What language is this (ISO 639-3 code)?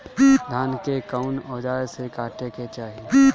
bho